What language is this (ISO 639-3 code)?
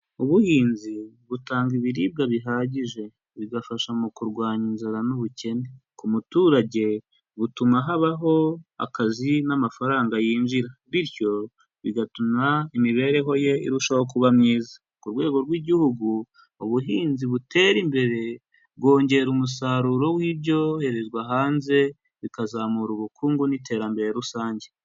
kin